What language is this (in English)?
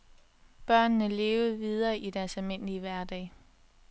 Danish